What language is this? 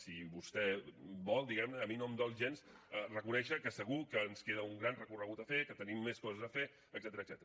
Catalan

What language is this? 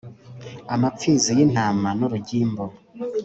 Kinyarwanda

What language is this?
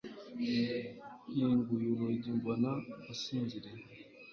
Kinyarwanda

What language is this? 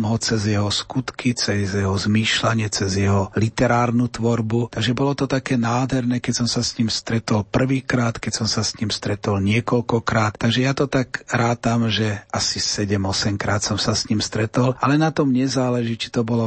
Slovak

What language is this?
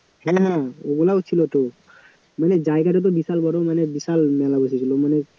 Bangla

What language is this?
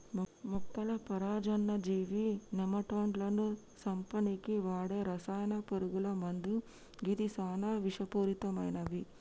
Telugu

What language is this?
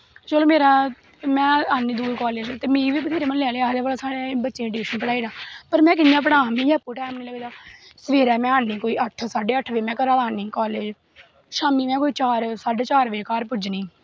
Dogri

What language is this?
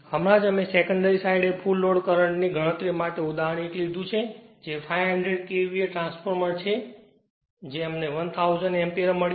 Gujarati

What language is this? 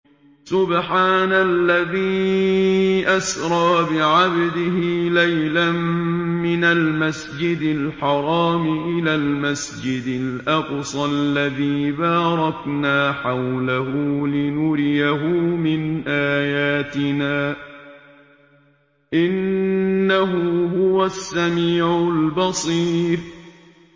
Arabic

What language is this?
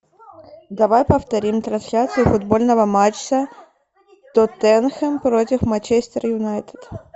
Russian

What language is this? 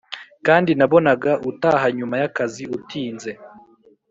Kinyarwanda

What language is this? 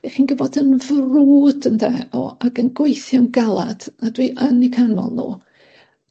Welsh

